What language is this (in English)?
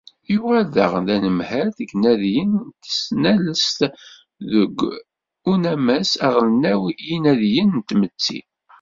Kabyle